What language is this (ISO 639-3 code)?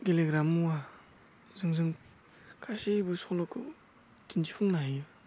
brx